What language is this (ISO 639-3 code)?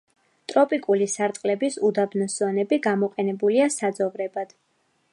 kat